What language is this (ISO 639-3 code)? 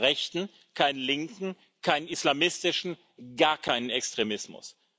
deu